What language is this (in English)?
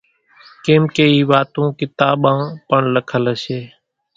Kachi Koli